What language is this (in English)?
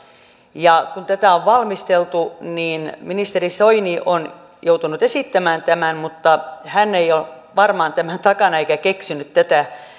Finnish